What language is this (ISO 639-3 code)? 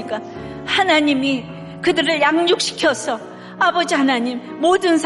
kor